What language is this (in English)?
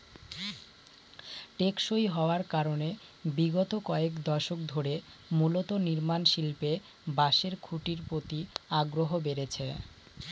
Bangla